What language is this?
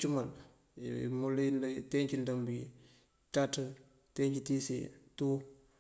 Mandjak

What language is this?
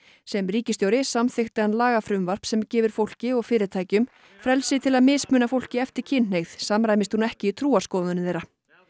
Icelandic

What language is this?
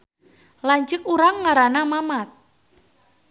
Sundanese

